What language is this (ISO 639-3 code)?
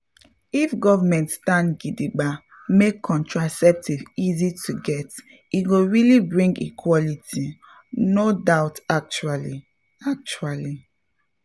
pcm